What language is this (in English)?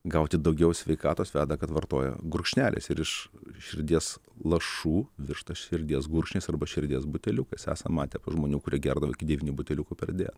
Lithuanian